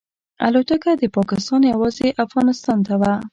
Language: Pashto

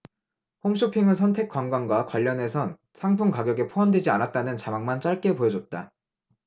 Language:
Korean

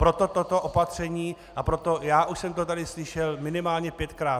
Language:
Czech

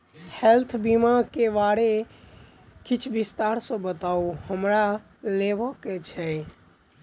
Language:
Maithili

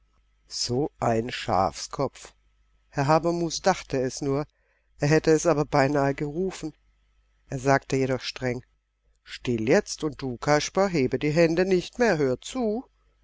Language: German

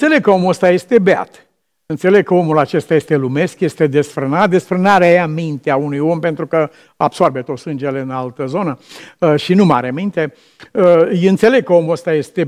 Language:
Romanian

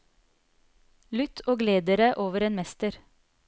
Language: Norwegian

